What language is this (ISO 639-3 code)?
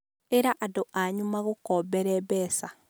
kik